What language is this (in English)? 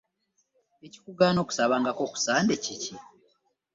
Ganda